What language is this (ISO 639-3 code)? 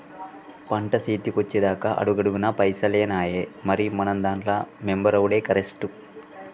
tel